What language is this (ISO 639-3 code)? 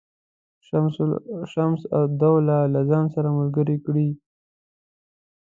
pus